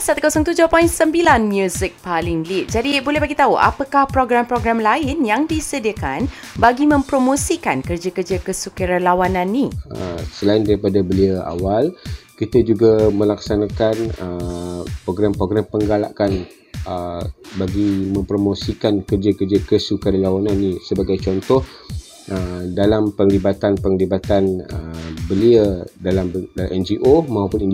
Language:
Malay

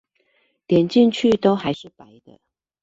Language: Chinese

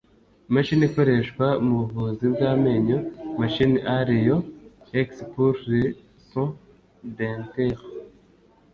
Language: Kinyarwanda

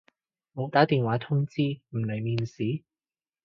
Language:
Cantonese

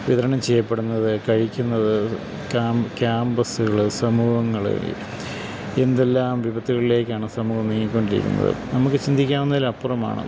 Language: Malayalam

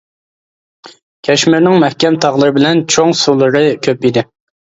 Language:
Uyghur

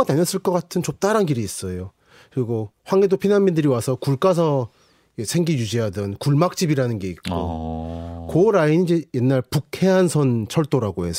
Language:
Korean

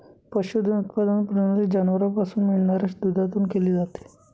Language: Marathi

